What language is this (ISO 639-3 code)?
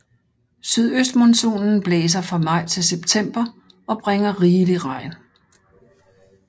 dan